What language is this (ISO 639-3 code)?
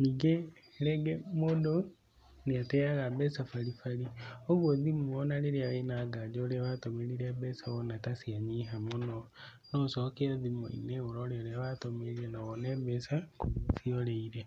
kik